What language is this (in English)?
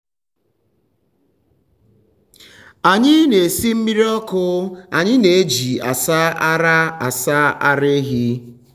Igbo